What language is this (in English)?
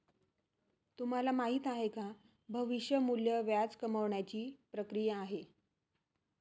Marathi